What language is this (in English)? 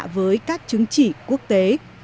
Vietnamese